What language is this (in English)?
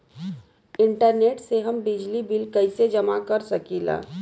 Bhojpuri